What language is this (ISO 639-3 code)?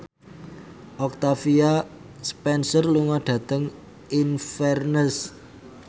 jav